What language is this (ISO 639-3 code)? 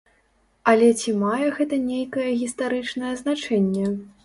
bel